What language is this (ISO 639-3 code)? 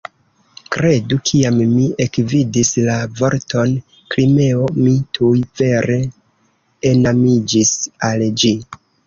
epo